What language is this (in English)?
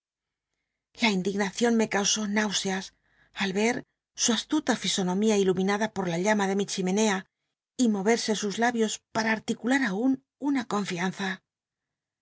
Spanish